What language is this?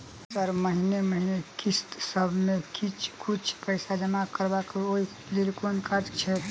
Maithili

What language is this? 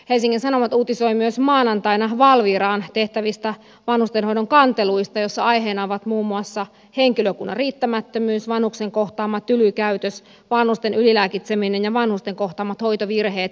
Finnish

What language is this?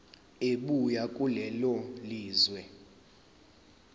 Zulu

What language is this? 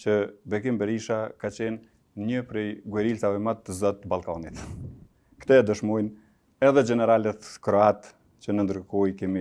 Romanian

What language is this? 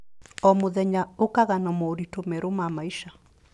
Kikuyu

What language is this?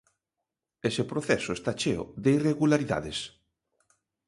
Galician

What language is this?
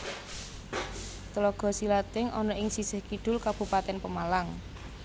Javanese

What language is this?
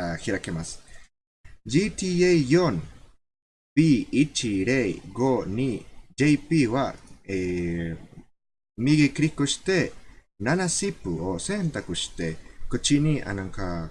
Japanese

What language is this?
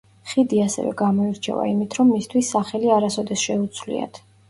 Georgian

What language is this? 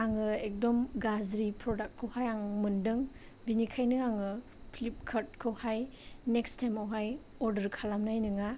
Bodo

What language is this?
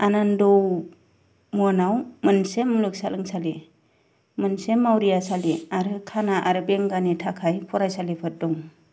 Bodo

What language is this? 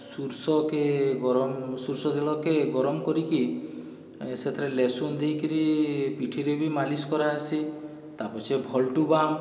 Odia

